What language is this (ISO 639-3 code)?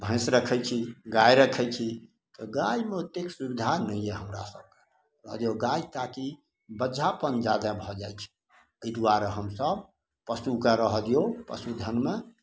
mai